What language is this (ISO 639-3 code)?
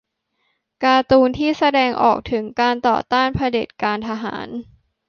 tha